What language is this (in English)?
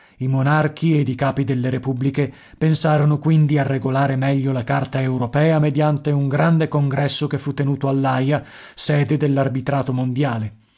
Italian